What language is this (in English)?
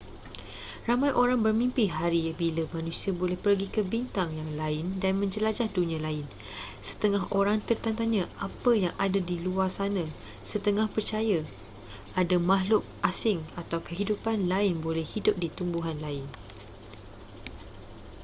Malay